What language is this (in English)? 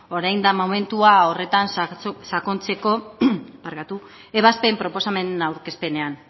Basque